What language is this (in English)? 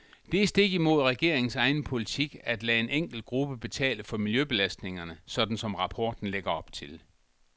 Danish